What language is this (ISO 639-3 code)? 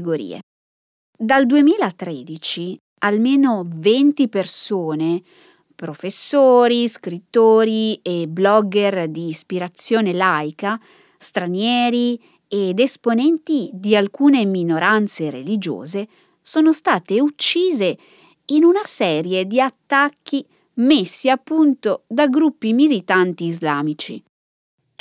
ita